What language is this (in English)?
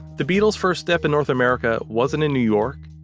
English